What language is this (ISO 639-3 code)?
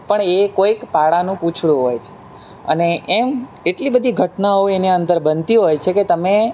guj